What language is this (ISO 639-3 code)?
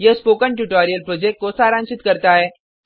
hin